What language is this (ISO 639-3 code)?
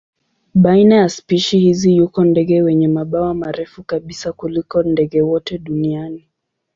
swa